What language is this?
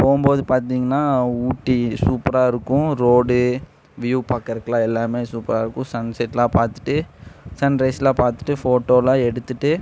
Tamil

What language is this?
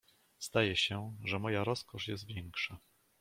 Polish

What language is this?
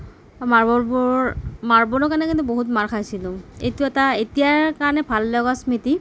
Assamese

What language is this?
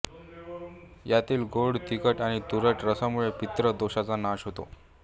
Marathi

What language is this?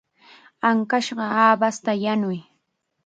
Chiquián Ancash Quechua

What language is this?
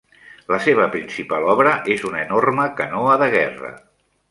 Catalan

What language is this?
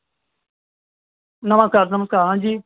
Dogri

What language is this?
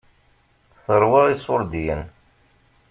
Kabyle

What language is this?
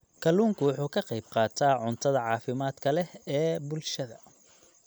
Somali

